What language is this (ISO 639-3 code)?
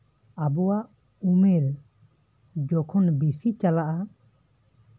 sat